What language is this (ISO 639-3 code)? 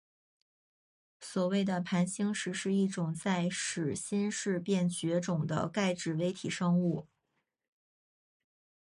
zho